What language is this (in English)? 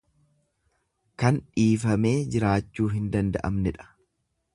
Oromo